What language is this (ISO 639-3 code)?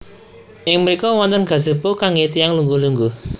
jav